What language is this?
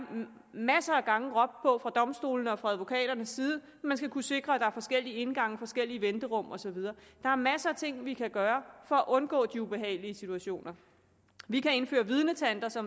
Danish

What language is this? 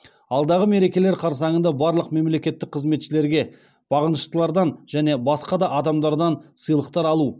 Kazakh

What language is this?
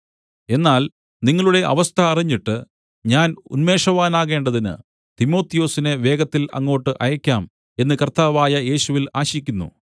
Malayalam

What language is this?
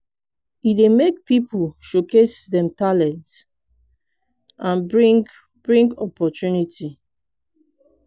Nigerian Pidgin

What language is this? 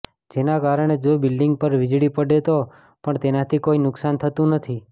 Gujarati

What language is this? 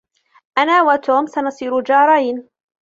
Arabic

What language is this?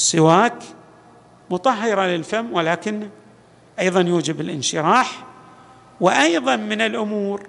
Arabic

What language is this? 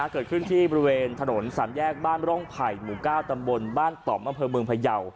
Thai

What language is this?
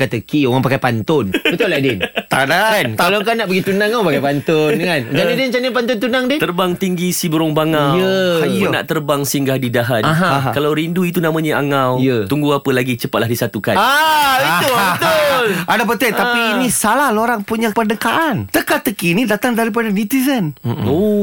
Malay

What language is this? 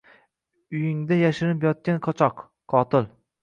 Uzbek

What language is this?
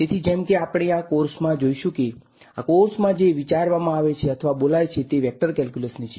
Gujarati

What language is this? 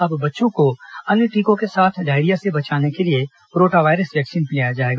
Hindi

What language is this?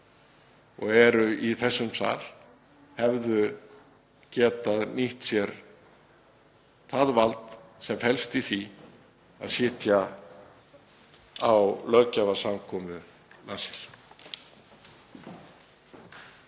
Icelandic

